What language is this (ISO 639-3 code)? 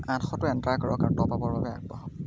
asm